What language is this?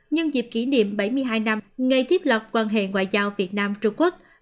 Vietnamese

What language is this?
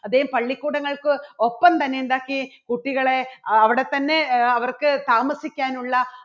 Malayalam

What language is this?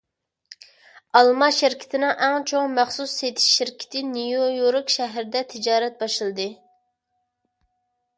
Uyghur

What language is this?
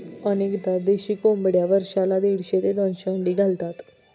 Marathi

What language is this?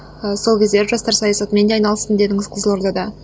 Kazakh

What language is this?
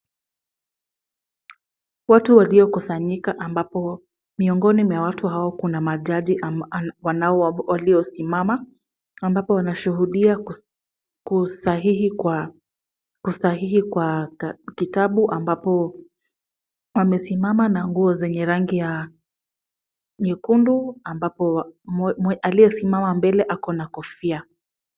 Swahili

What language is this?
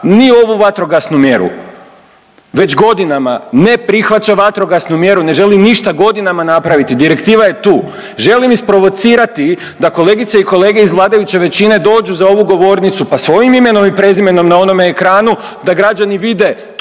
Croatian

